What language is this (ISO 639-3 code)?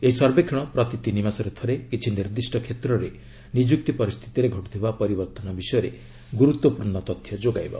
ori